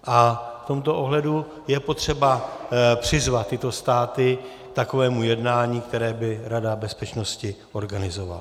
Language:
Czech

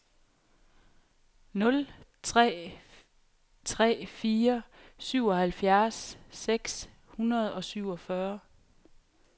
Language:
Danish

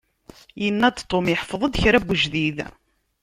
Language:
Kabyle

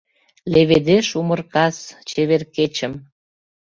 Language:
Mari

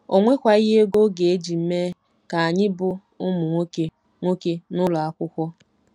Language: Igbo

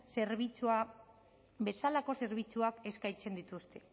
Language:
Basque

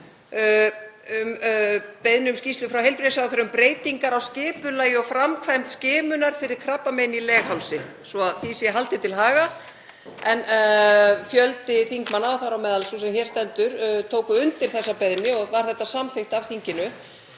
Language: Icelandic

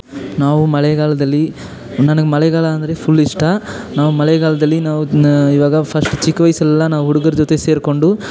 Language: Kannada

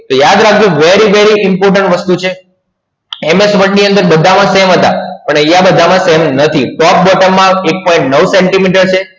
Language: Gujarati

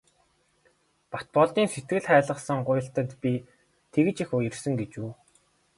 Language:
Mongolian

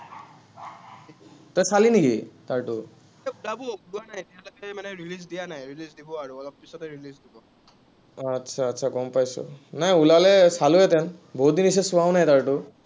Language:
Assamese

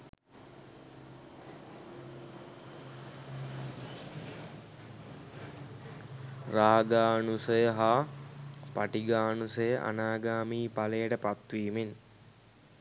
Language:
Sinhala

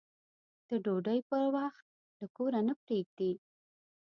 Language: Pashto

